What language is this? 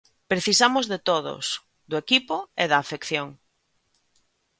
Galician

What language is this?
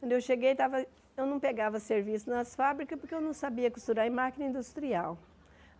Portuguese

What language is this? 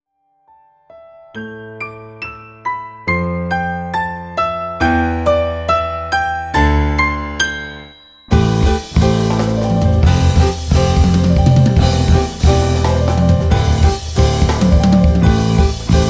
Japanese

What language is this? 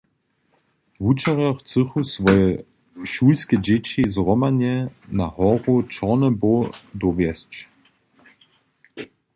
Upper Sorbian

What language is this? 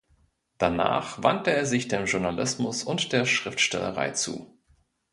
German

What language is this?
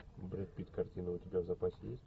Russian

